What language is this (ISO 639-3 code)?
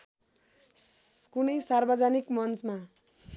nep